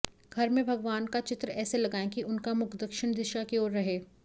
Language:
Hindi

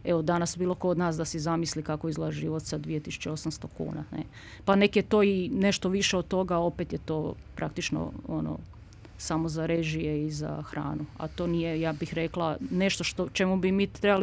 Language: Croatian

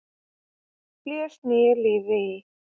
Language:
Icelandic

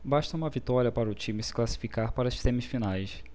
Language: Portuguese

